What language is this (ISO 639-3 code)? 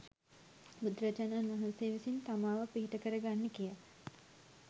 sin